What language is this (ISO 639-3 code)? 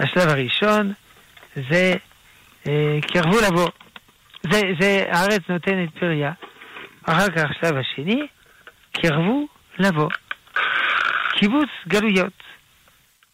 heb